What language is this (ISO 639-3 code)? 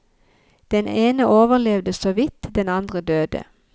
nor